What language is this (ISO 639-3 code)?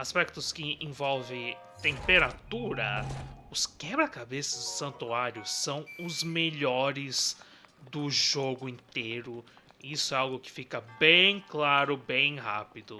por